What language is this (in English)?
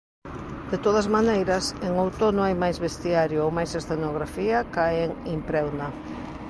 Galician